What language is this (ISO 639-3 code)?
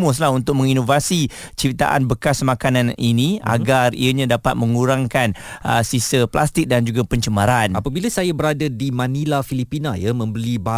msa